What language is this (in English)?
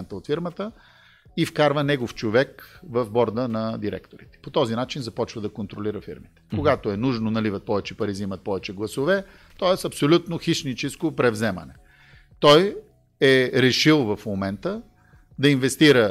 Bulgarian